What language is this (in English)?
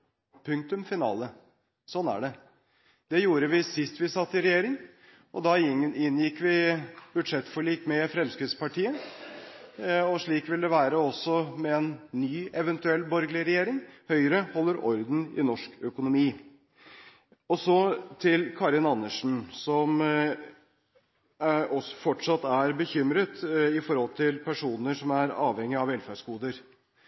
Norwegian Bokmål